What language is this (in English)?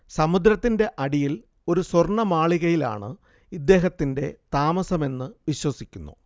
Malayalam